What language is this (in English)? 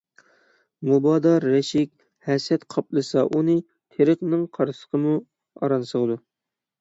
Uyghur